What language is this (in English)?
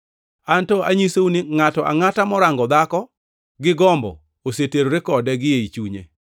Luo (Kenya and Tanzania)